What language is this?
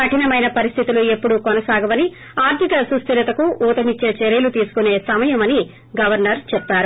Telugu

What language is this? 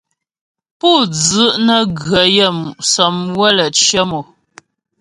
Ghomala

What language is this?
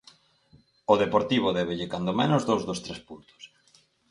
Galician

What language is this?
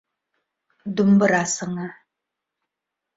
Bashkir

